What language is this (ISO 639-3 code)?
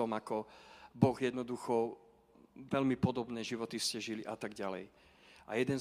slk